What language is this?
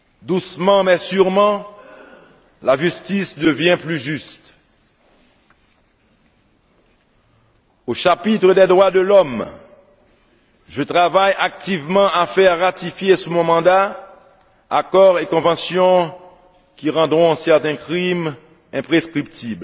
French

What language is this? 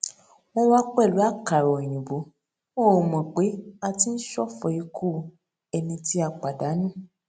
Yoruba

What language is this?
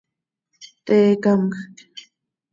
Seri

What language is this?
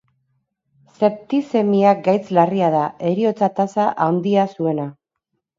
Basque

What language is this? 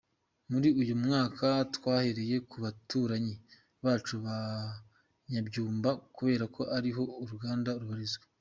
Kinyarwanda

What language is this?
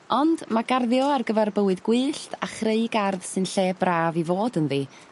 Welsh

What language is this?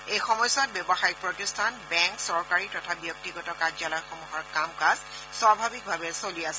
Assamese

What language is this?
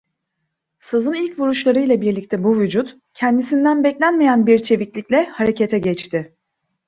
Turkish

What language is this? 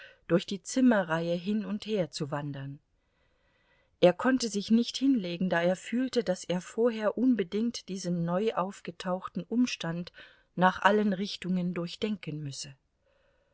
German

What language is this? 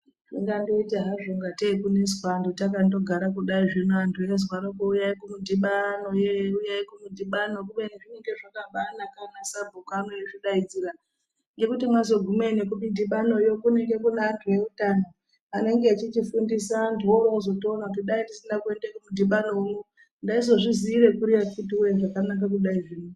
Ndau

